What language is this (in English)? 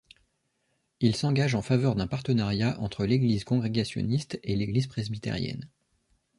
French